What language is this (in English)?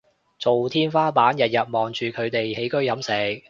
Cantonese